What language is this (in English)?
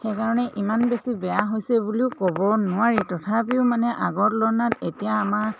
Assamese